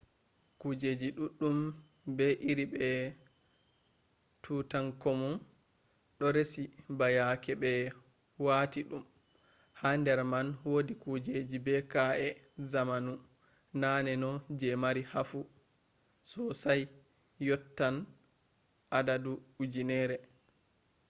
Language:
Fula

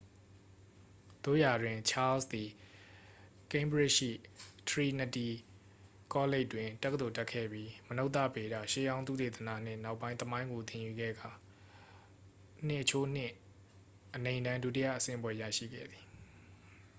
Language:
Burmese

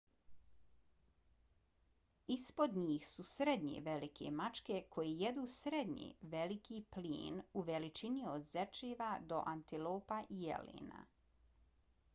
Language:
Bosnian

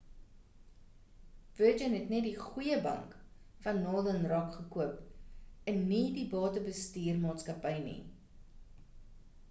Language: Afrikaans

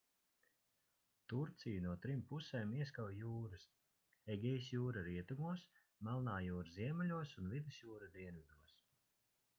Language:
Latvian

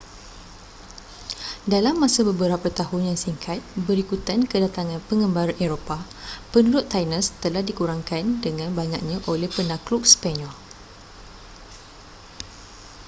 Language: Malay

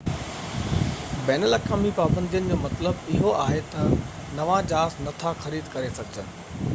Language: Sindhi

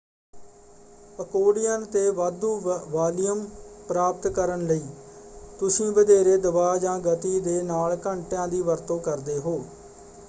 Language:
Punjabi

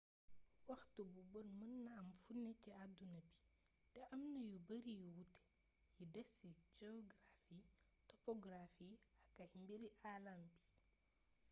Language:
Wolof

